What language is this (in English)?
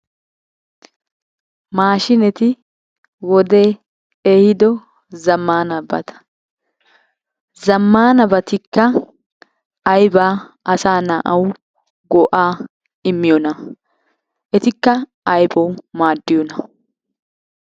Wolaytta